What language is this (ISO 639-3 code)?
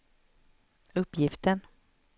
swe